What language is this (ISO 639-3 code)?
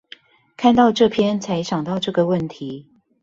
zho